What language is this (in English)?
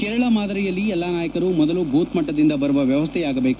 Kannada